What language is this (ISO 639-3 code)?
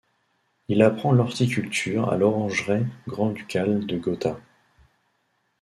fra